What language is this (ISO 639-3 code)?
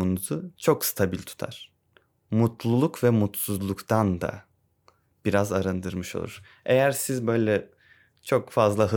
tur